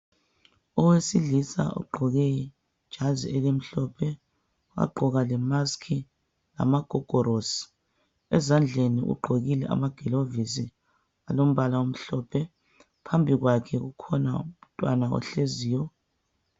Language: North Ndebele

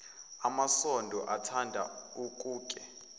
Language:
Zulu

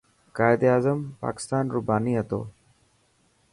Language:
Dhatki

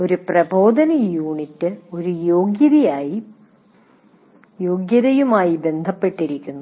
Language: Malayalam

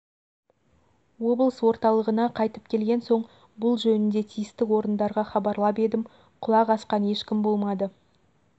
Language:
Kazakh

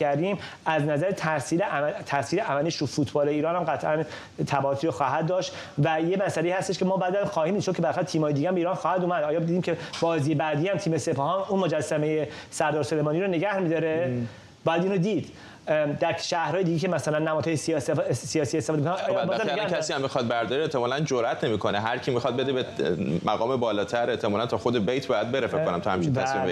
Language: Persian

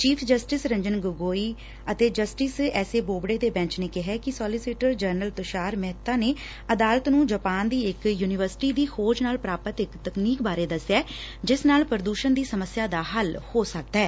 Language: Punjabi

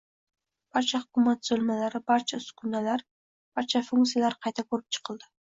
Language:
Uzbek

